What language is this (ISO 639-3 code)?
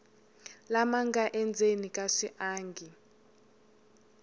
tso